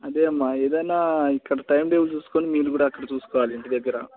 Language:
Telugu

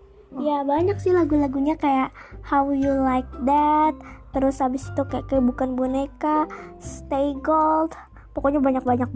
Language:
Indonesian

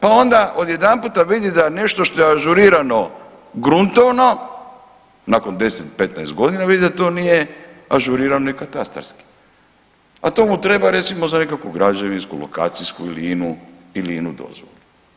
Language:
Croatian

